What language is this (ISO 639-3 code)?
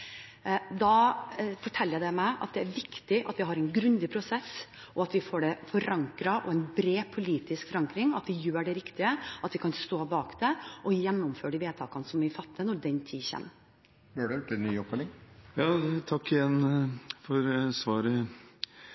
nob